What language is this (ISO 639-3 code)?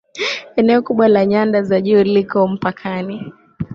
swa